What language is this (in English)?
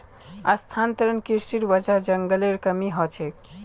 Magahi